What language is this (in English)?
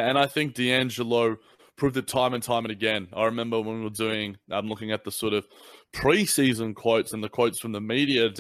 English